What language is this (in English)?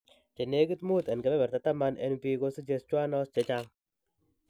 Kalenjin